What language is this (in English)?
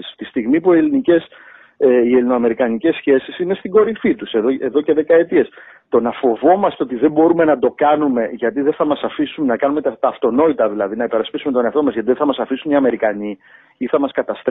Greek